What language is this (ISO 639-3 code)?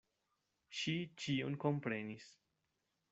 epo